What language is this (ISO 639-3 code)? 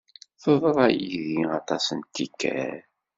kab